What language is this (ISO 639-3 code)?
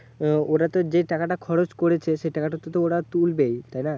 ben